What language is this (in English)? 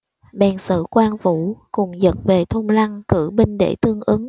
Vietnamese